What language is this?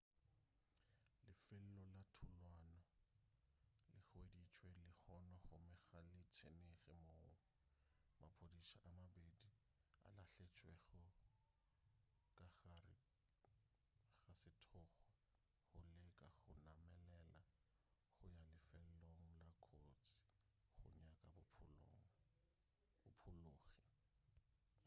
Northern Sotho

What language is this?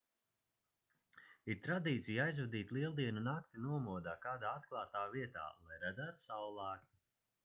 Latvian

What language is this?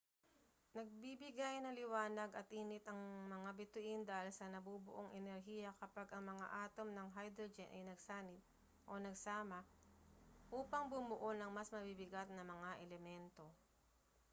Filipino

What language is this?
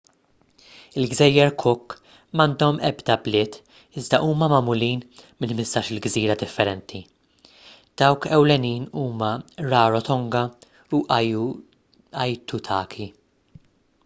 Maltese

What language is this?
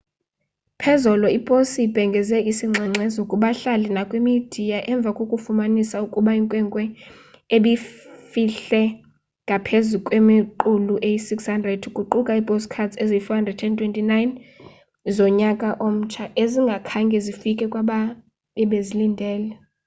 Xhosa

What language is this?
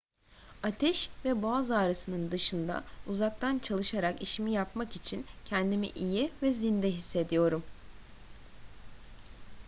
Turkish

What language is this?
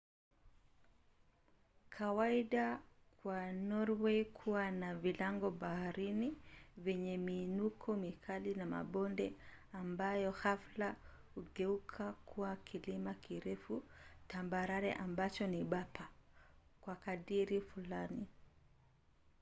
Swahili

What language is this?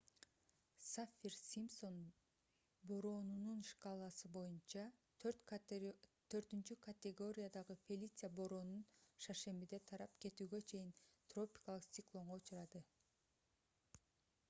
Kyrgyz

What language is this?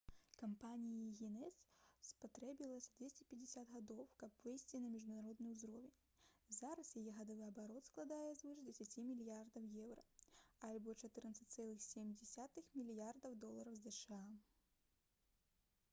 Belarusian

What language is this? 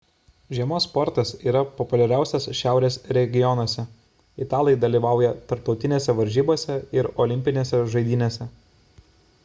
Lithuanian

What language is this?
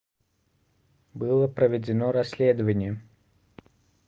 Russian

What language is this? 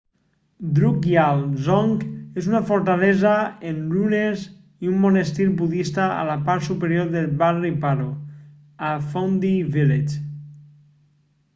Catalan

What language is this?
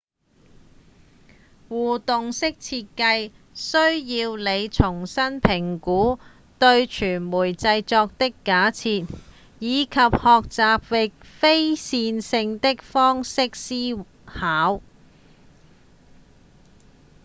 Cantonese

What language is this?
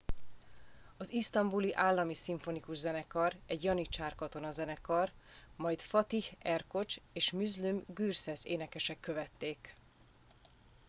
Hungarian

